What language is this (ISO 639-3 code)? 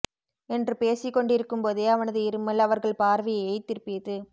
tam